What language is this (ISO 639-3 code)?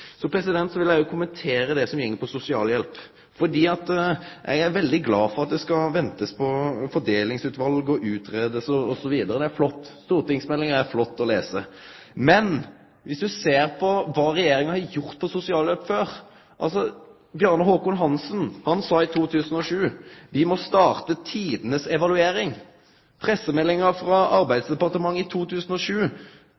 nno